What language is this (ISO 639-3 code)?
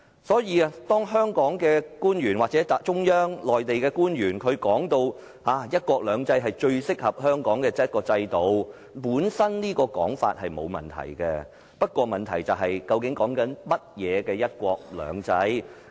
yue